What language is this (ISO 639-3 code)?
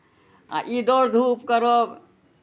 mai